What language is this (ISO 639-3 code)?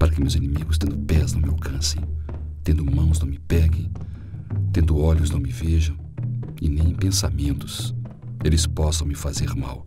por